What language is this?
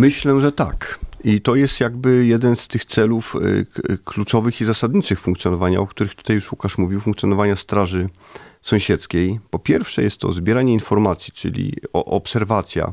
Polish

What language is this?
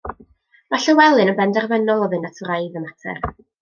Welsh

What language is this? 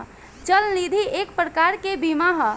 Bhojpuri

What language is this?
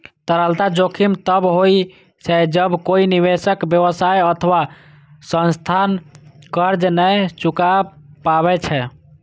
Maithili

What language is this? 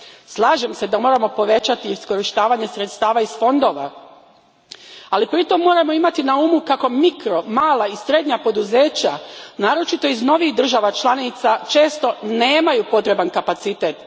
Croatian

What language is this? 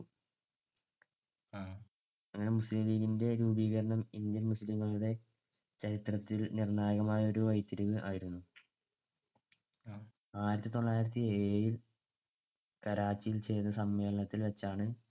Malayalam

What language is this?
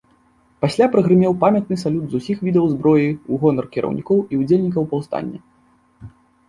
Belarusian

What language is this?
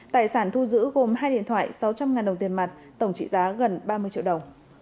Vietnamese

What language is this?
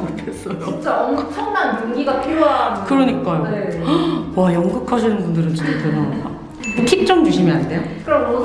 Korean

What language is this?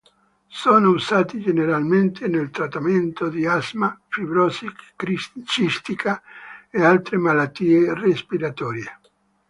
Italian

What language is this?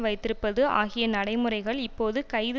Tamil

